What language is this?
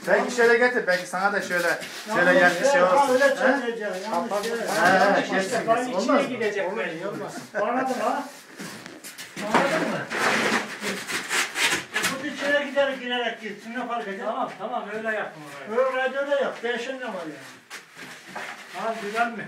Turkish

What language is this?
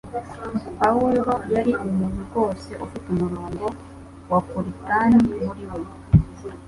Kinyarwanda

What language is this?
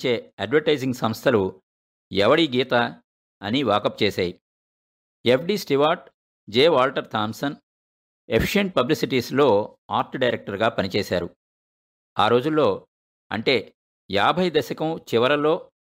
Telugu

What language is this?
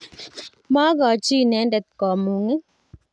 Kalenjin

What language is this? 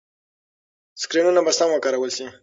Pashto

